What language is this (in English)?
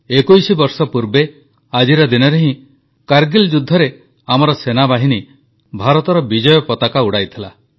Odia